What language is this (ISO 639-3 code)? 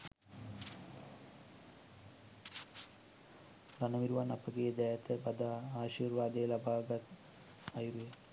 sin